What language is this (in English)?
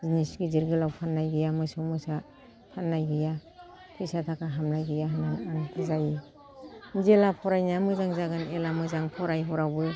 Bodo